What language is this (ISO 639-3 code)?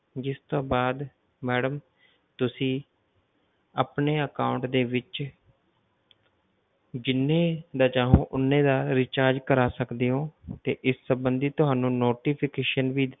pan